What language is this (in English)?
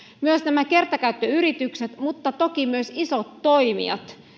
Finnish